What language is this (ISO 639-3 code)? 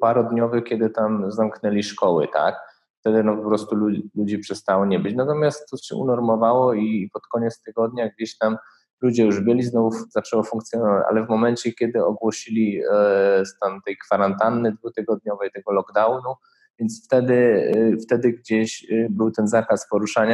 pol